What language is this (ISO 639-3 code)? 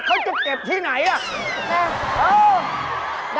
tha